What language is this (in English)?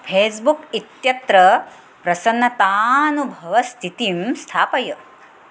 Sanskrit